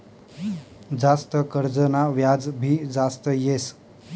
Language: Marathi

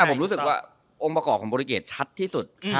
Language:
Thai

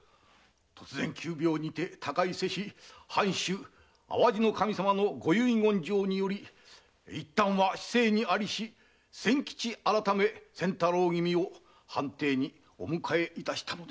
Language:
Japanese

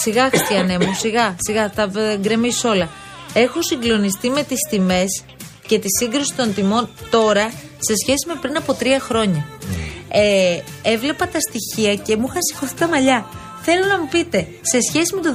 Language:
Greek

